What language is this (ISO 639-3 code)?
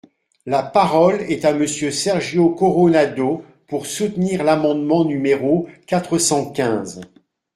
fra